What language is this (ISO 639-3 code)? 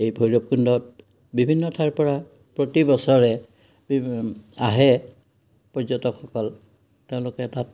asm